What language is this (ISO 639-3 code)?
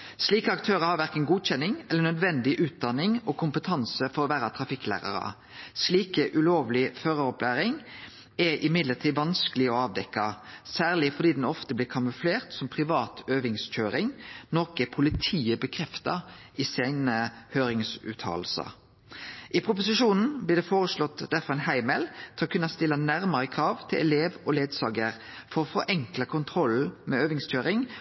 nno